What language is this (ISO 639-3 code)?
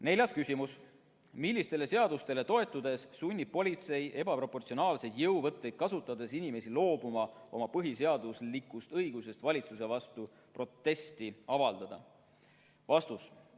est